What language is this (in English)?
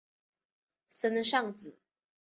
Chinese